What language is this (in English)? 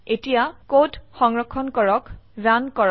Assamese